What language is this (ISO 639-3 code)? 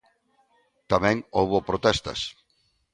glg